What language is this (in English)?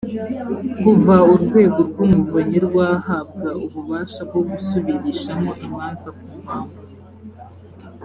Kinyarwanda